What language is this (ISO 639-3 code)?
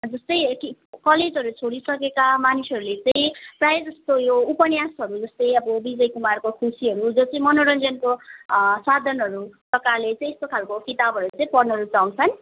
nep